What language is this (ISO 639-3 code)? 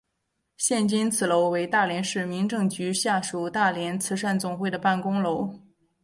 zho